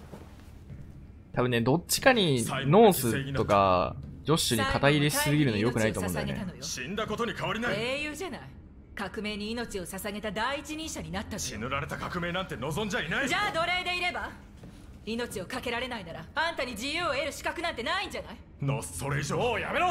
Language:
Japanese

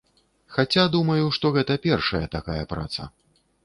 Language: Belarusian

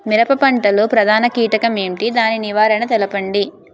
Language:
Telugu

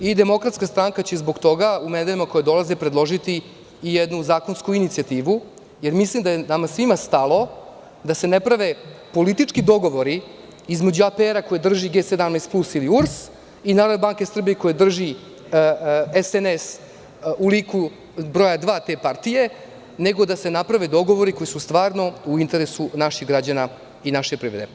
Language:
Serbian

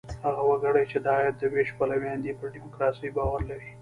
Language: Pashto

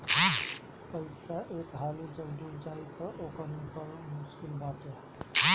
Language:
Bhojpuri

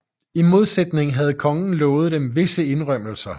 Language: Danish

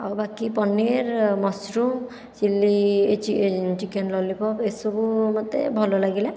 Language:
Odia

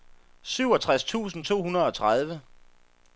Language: Danish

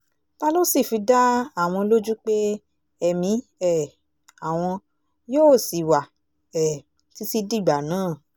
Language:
Yoruba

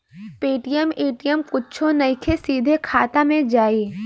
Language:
Bhojpuri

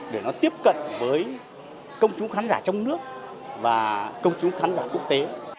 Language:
Vietnamese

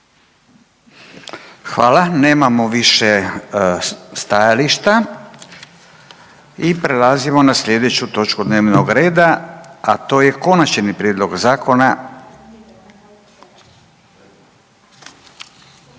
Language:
Croatian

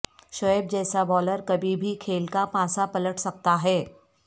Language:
Urdu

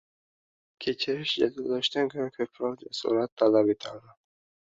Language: Uzbek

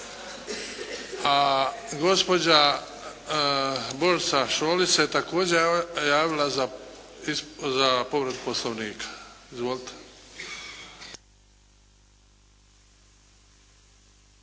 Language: Croatian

